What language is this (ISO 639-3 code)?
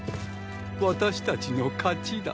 jpn